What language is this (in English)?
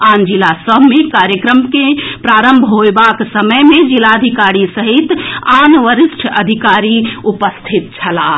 Maithili